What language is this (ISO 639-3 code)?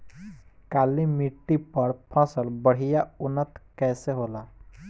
bho